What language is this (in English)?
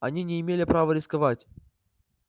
Russian